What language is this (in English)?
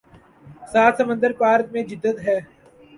Urdu